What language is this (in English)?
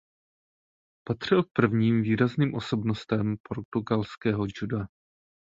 Czech